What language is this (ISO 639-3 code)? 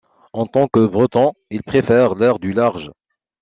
fra